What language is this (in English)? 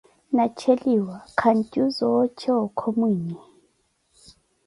Koti